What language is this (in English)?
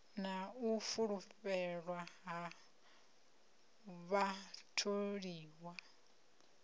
Venda